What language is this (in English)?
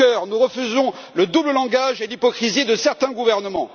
French